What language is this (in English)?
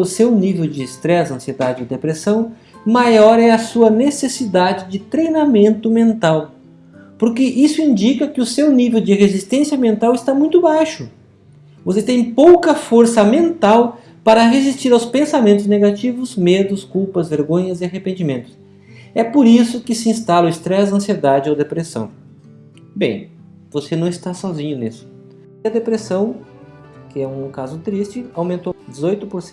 Portuguese